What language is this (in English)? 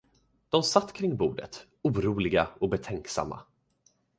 Swedish